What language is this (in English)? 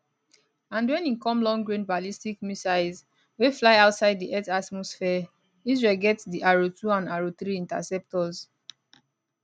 Nigerian Pidgin